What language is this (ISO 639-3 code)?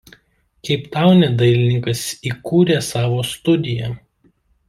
lit